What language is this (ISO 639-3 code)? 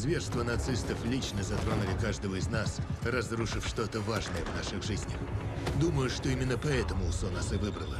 rus